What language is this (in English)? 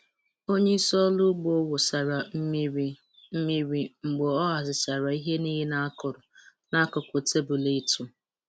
Igbo